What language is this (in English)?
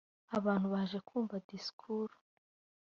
Kinyarwanda